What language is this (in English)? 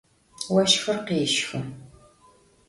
Adyghe